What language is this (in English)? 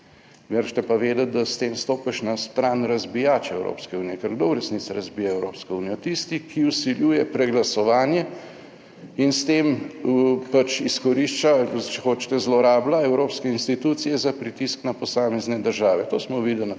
Slovenian